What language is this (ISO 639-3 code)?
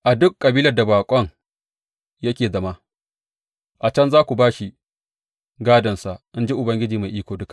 hau